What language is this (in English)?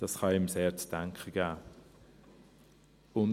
Swiss German